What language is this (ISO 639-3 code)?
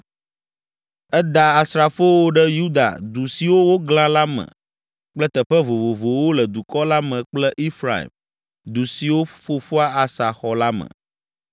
ewe